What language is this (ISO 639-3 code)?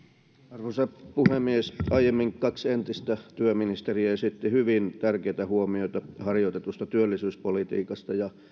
fin